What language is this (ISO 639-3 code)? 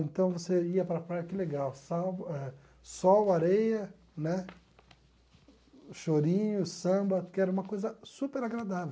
por